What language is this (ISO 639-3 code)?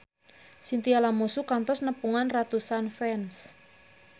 sun